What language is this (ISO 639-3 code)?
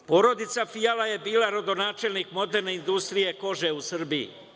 srp